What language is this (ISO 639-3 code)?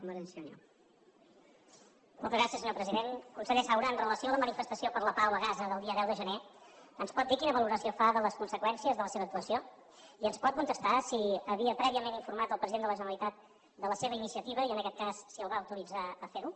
cat